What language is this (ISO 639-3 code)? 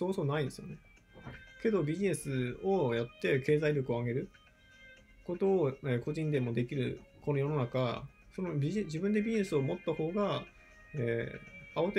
jpn